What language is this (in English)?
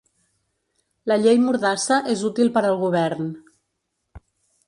Catalan